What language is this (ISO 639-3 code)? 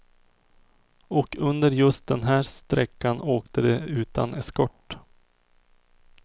swe